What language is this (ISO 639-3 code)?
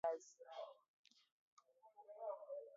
swa